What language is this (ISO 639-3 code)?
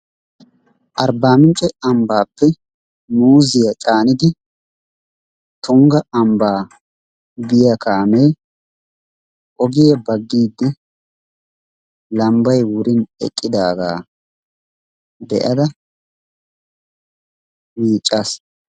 wal